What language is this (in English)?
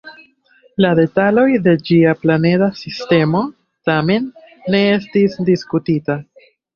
Esperanto